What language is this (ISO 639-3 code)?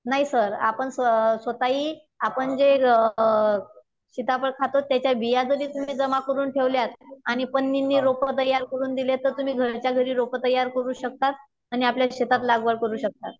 mar